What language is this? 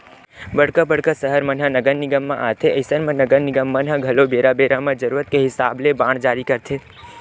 Chhattisgarhi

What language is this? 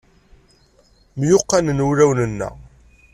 Kabyle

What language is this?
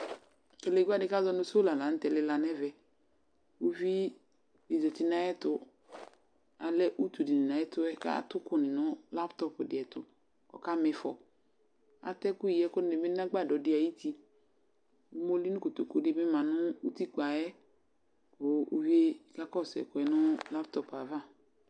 Ikposo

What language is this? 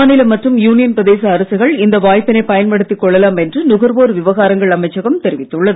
Tamil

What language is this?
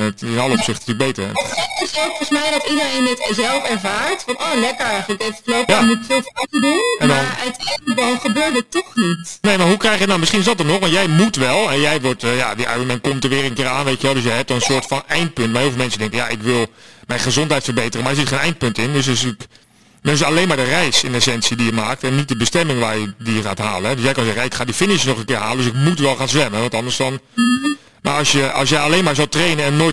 Dutch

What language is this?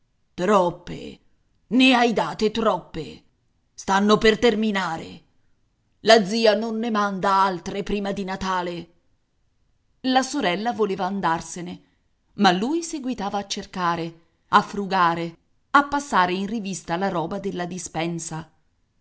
Italian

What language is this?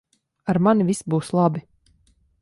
Latvian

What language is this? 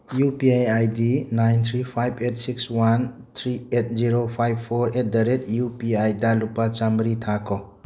Manipuri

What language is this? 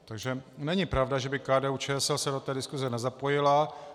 Czech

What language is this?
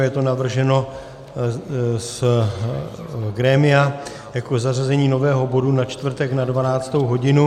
Czech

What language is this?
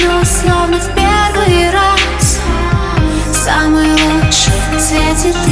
Russian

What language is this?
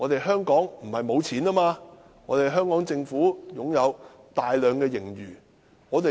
Cantonese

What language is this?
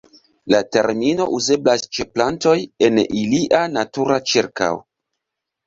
Esperanto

